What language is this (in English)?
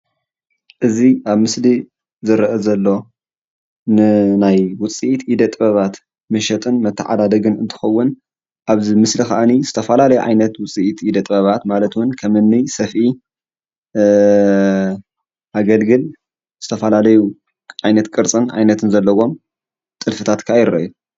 Tigrinya